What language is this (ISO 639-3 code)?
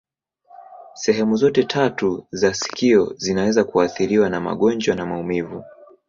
swa